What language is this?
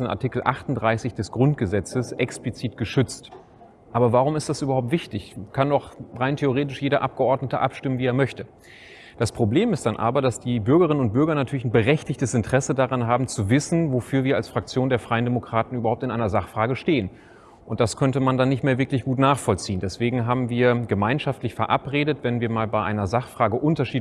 German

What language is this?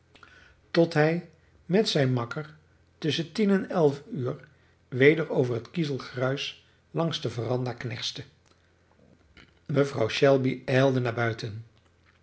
Dutch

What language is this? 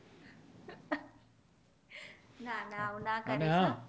Gujarati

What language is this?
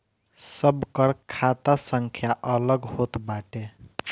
Bhojpuri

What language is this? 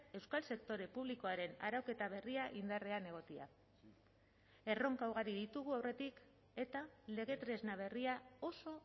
Basque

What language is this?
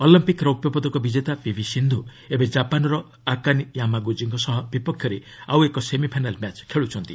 Odia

